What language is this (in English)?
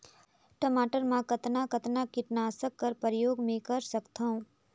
Chhattisgarhi